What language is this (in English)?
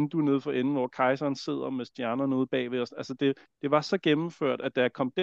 Danish